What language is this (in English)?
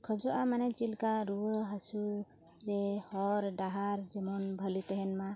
Santali